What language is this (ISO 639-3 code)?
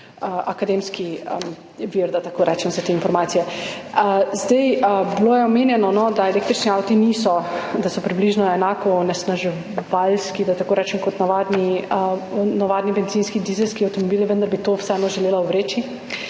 slv